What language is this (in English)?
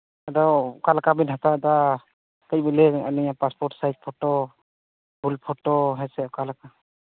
Santali